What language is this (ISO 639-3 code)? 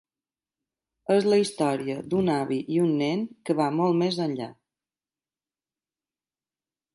cat